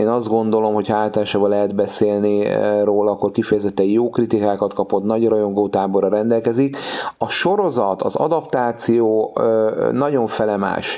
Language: Hungarian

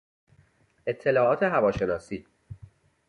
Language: Persian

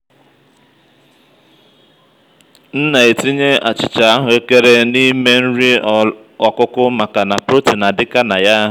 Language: Igbo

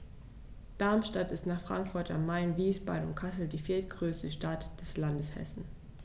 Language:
German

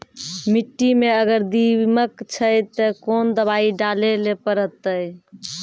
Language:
Maithili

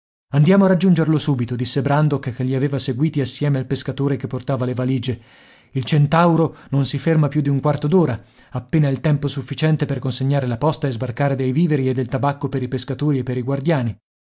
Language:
Italian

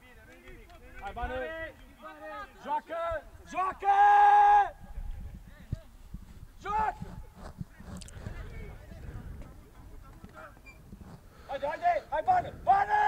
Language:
Romanian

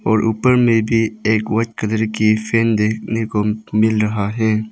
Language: Hindi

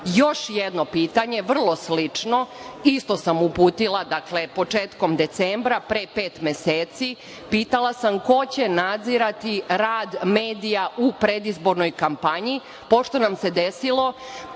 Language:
Serbian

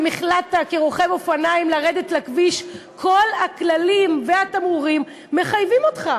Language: Hebrew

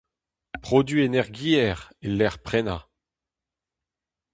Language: Breton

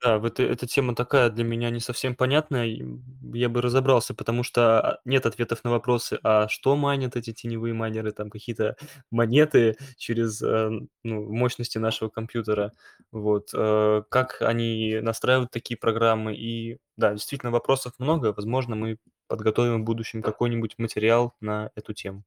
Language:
Russian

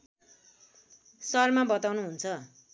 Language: Nepali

